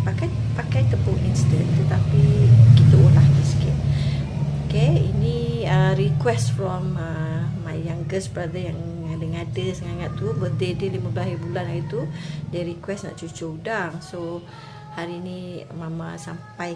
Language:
Malay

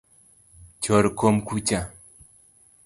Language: Luo (Kenya and Tanzania)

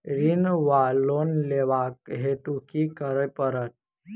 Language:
Maithili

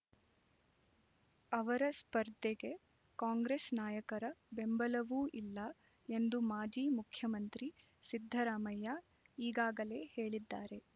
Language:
Kannada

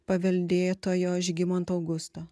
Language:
Lithuanian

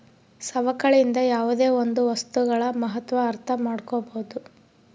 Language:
Kannada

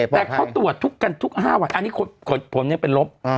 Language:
Thai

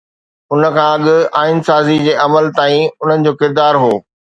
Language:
Sindhi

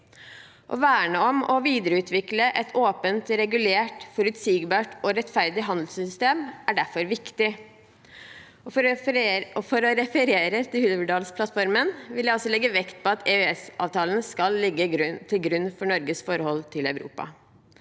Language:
Norwegian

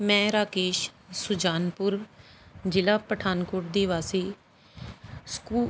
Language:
Punjabi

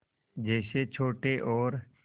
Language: Hindi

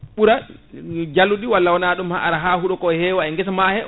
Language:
Fula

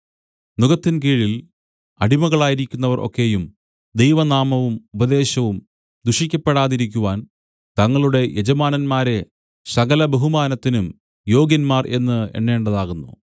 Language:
Malayalam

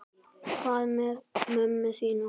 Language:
Icelandic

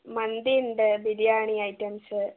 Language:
Malayalam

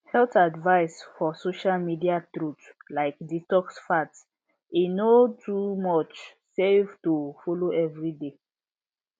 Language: Nigerian Pidgin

